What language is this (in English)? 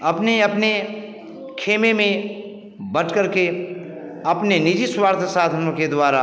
Hindi